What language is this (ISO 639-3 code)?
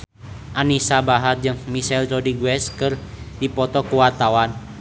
sun